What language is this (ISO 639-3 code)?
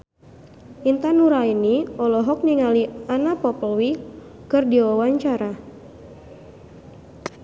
sun